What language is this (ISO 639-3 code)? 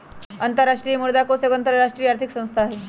mag